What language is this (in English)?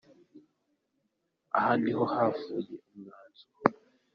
Kinyarwanda